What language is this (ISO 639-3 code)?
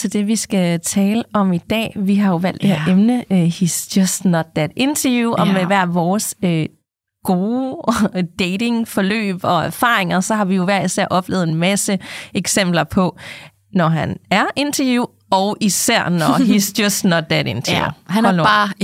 dan